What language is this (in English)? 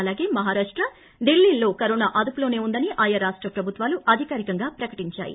Telugu